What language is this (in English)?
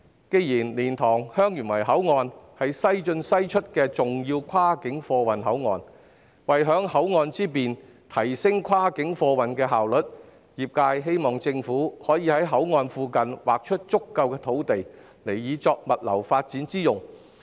Cantonese